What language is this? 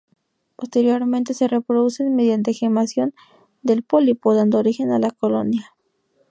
Spanish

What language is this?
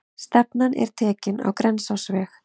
Icelandic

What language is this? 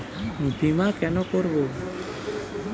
Bangla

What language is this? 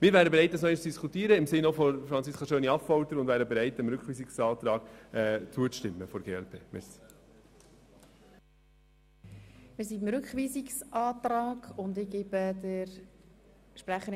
Swiss German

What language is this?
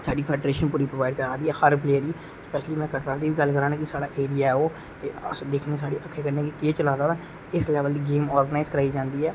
Dogri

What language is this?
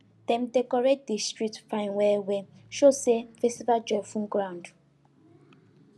Nigerian Pidgin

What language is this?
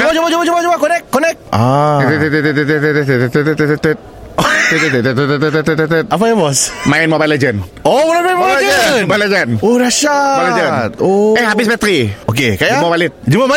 Malay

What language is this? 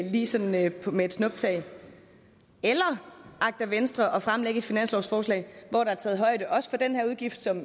Danish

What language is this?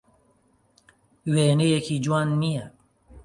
Central Kurdish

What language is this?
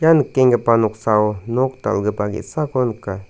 Garo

